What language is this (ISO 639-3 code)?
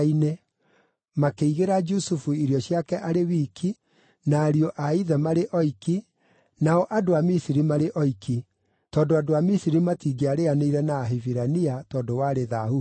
kik